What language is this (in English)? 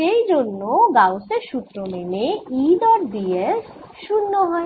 Bangla